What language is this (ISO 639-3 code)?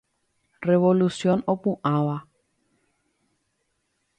grn